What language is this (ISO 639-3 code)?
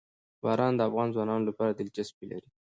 pus